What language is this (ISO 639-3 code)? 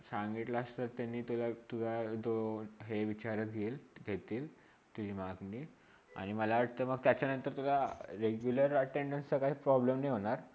mar